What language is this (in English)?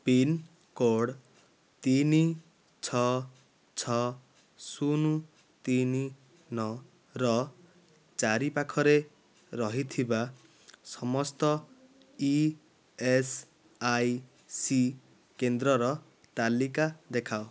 Odia